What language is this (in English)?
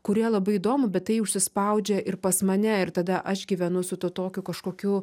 Lithuanian